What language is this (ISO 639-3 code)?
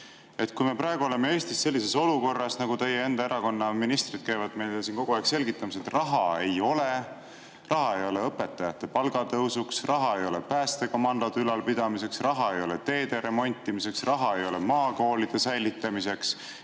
est